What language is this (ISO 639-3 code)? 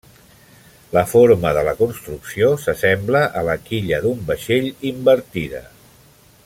cat